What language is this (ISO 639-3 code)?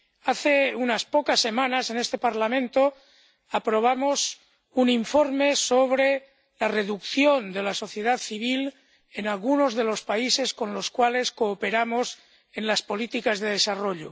spa